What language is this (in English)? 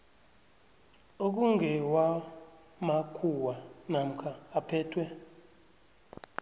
South Ndebele